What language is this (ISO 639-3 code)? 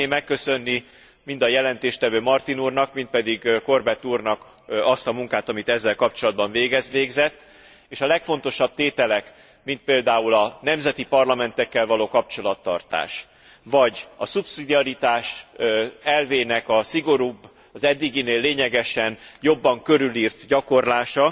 hun